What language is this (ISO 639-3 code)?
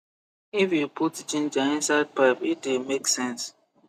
pcm